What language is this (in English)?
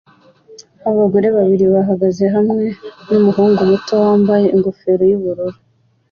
Kinyarwanda